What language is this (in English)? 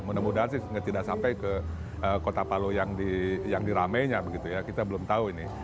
Indonesian